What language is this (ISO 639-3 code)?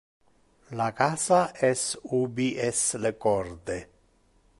ina